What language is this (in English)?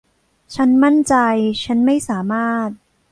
Thai